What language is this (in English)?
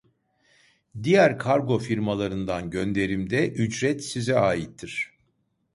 Turkish